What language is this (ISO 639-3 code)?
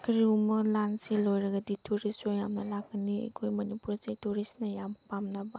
mni